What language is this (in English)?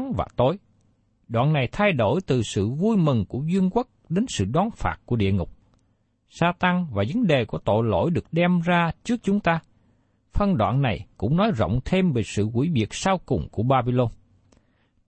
Vietnamese